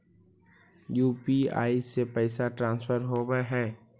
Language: Magahi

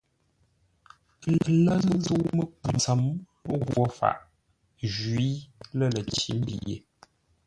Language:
Ngombale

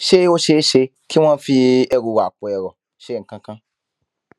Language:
Yoruba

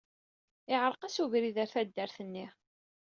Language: Kabyle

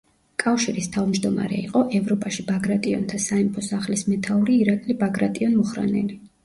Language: Georgian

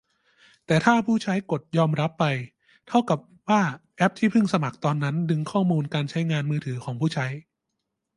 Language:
Thai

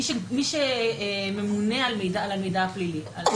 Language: Hebrew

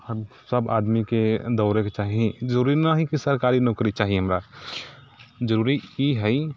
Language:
Maithili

